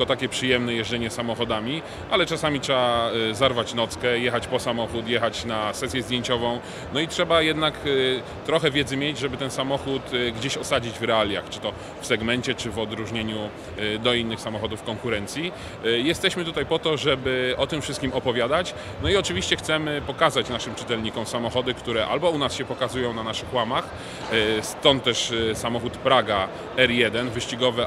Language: Polish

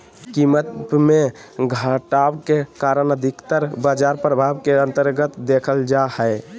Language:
Magahi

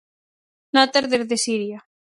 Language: Galician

